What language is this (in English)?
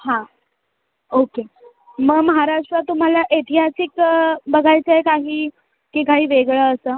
Marathi